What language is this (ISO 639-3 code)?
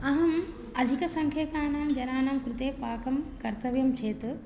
san